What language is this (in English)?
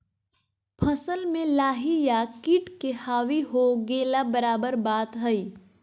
Magahi